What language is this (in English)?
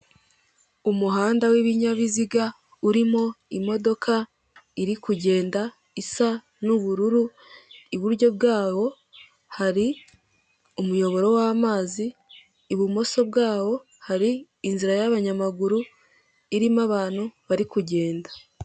Kinyarwanda